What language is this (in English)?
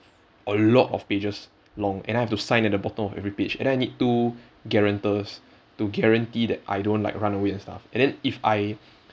English